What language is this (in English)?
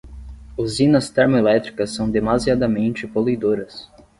Portuguese